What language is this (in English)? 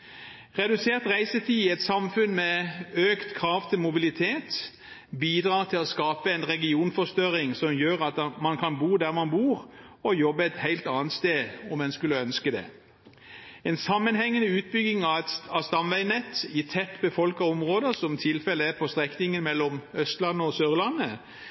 Norwegian Bokmål